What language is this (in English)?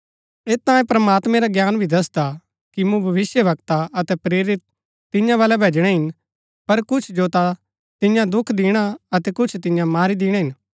Gaddi